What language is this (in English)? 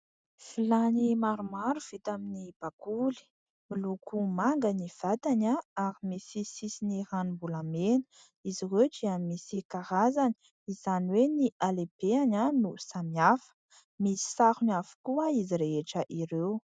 Malagasy